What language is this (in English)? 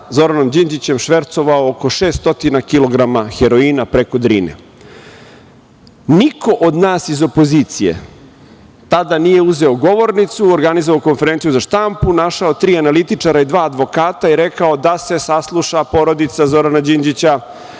Serbian